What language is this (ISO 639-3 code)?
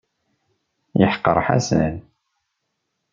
kab